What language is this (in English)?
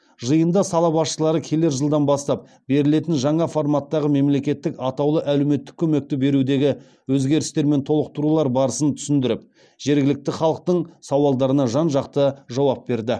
Kazakh